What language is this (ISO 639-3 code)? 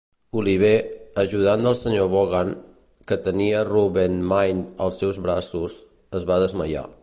cat